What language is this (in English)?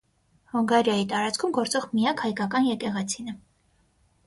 Armenian